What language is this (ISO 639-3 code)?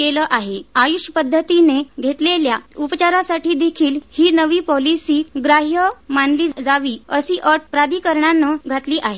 mar